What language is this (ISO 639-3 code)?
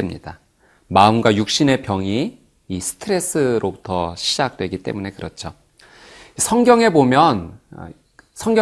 kor